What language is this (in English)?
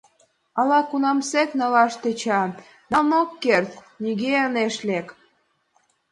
Mari